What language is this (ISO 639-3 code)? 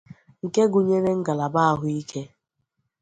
ibo